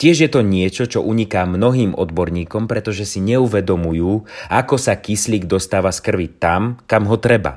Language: Slovak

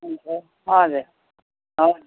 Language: Nepali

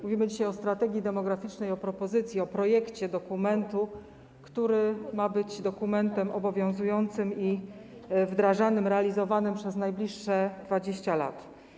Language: Polish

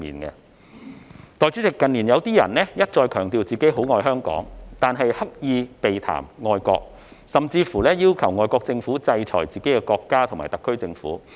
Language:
Cantonese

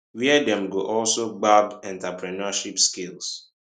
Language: Nigerian Pidgin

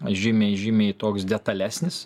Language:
Lithuanian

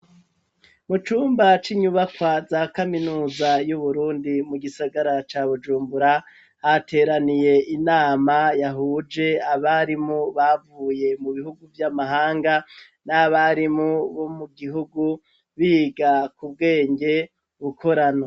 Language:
Rundi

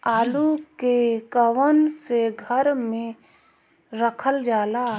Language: Bhojpuri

